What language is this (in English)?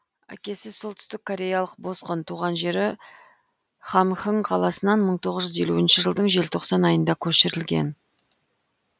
Kazakh